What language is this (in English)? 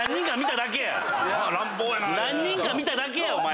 Japanese